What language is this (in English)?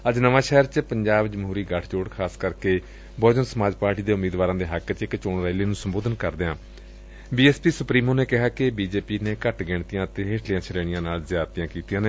Punjabi